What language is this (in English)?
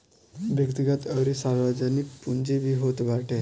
Bhojpuri